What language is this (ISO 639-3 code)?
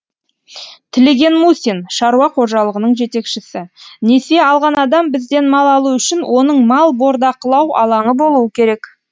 kaz